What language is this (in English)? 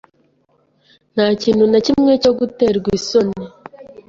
Kinyarwanda